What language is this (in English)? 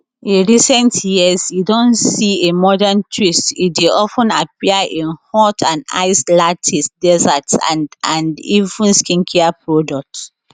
Nigerian Pidgin